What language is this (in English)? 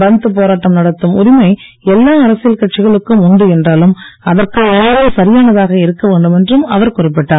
Tamil